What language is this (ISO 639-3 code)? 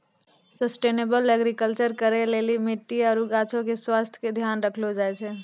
mai